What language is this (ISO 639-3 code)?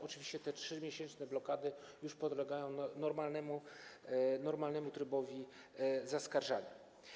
pol